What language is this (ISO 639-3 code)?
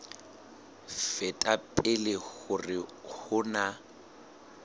sot